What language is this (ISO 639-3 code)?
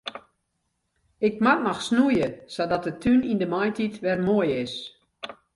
fry